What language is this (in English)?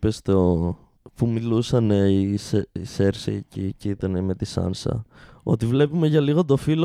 Greek